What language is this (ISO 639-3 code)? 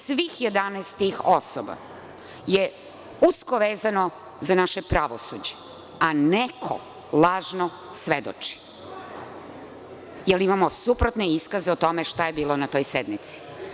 srp